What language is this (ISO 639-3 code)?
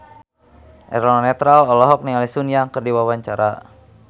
sun